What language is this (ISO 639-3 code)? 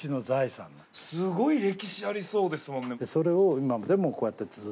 jpn